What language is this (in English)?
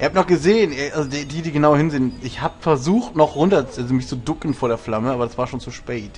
German